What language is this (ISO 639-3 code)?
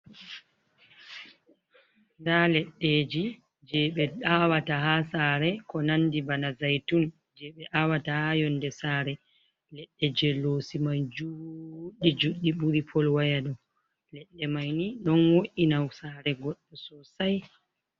ful